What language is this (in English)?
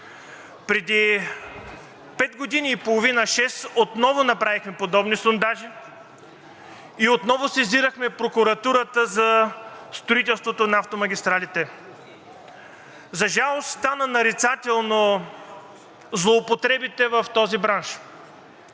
Bulgarian